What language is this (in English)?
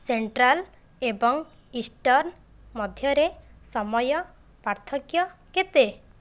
Odia